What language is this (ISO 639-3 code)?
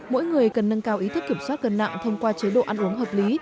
vie